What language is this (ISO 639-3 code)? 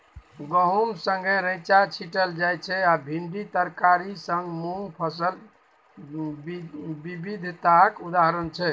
mai